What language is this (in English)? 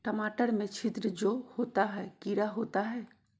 Magahi